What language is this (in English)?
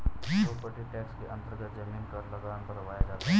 Hindi